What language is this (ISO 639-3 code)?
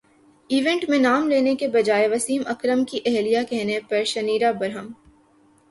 urd